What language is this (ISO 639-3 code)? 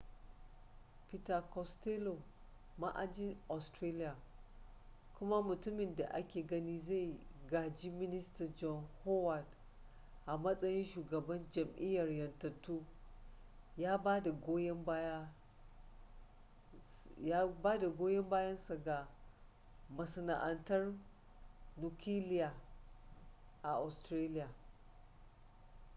hau